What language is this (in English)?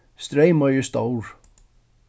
Faroese